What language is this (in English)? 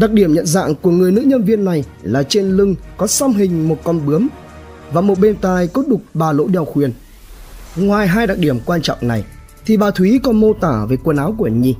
Vietnamese